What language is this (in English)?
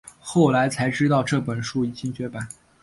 Chinese